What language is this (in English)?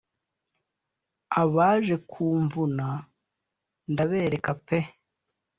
Kinyarwanda